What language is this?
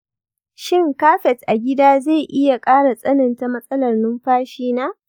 Hausa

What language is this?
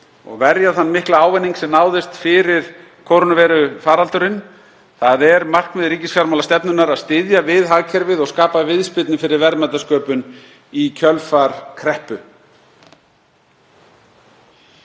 Icelandic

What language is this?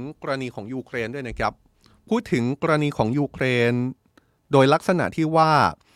Thai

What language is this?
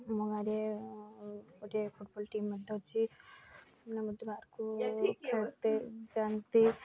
Odia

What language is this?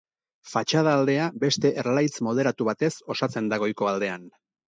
Basque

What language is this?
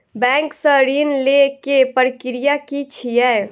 Maithili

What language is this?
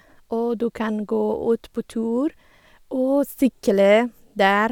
Norwegian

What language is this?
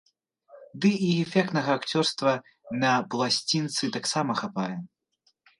Belarusian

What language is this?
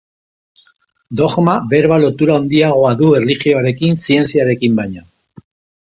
Basque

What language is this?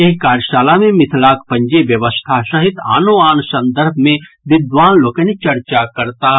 Maithili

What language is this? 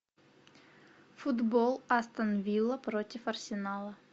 Russian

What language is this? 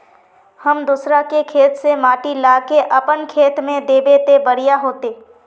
Magahi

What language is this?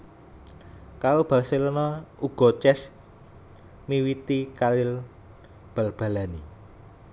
Javanese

